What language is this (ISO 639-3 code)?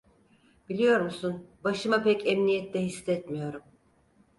tur